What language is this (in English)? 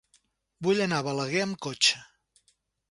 Catalan